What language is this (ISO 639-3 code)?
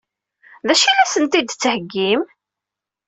kab